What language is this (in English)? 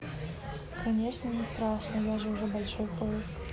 Russian